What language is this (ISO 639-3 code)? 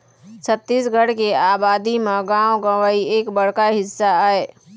hne